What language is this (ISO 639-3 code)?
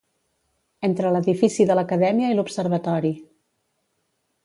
cat